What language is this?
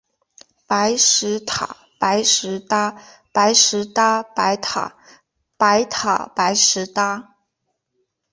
Chinese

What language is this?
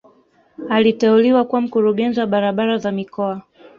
Swahili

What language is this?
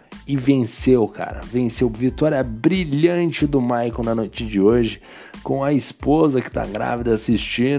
Portuguese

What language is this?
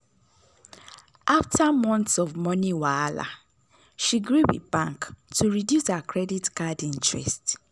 Nigerian Pidgin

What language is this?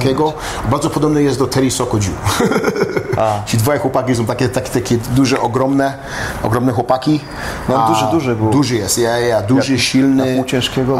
Polish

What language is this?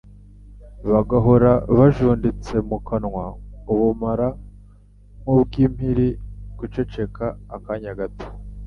Kinyarwanda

